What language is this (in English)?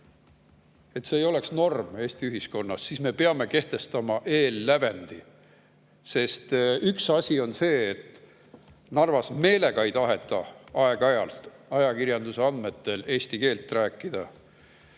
Estonian